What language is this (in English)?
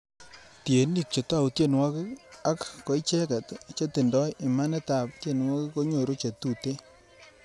Kalenjin